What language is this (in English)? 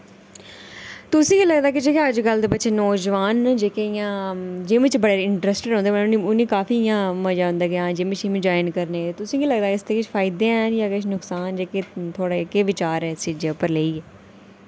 Dogri